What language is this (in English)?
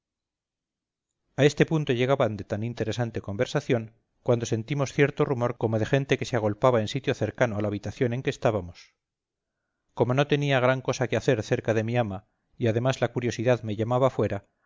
Spanish